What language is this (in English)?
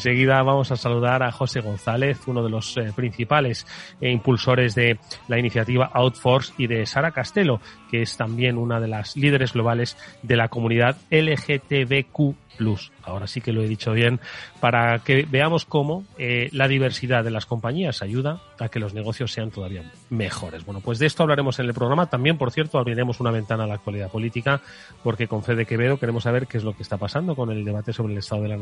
Spanish